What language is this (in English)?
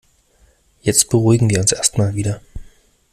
German